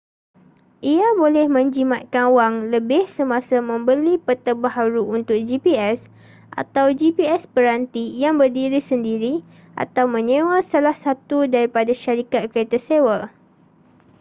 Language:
Malay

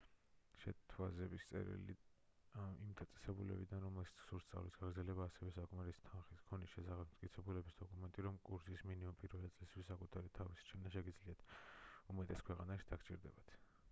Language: Georgian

